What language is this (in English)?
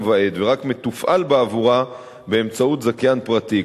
Hebrew